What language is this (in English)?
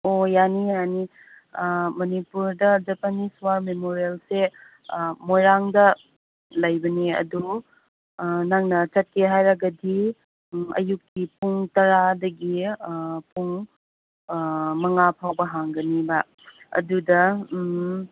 Manipuri